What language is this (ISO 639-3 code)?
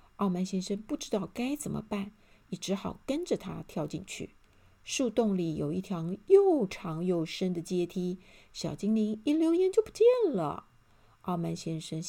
zho